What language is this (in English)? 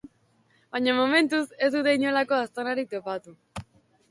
Basque